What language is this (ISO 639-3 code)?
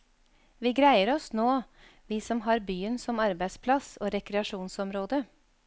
nor